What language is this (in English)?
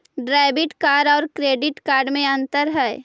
Magahi